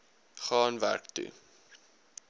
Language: Afrikaans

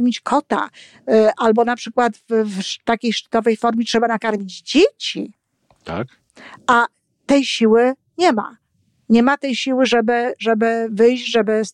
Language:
Polish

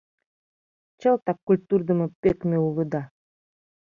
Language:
Mari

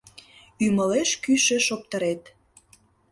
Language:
Mari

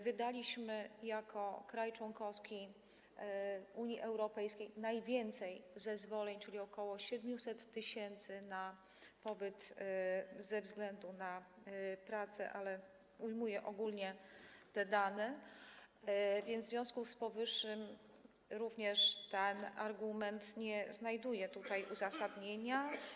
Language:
Polish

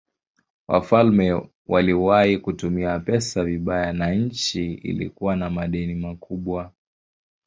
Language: Swahili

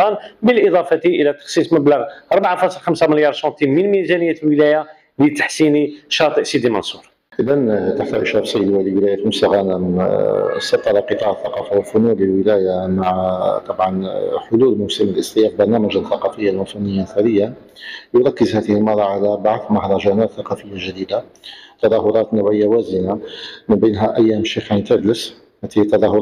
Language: Arabic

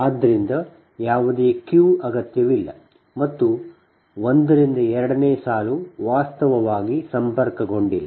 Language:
Kannada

